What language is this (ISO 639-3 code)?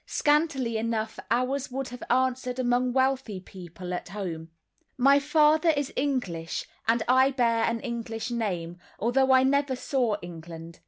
eng